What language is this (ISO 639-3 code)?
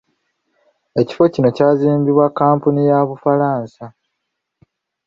lug